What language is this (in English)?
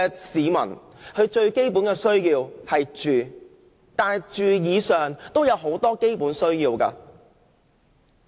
Cantonese